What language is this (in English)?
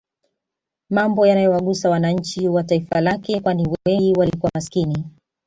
Swahili